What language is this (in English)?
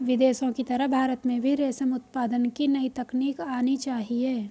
Hindi